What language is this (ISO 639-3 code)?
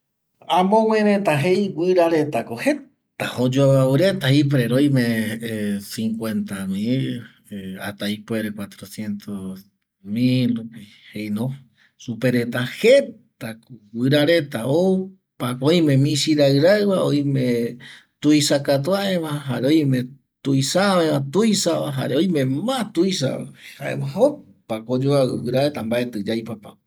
gui